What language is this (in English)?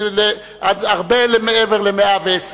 Hebrew